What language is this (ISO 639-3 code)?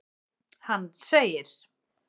isl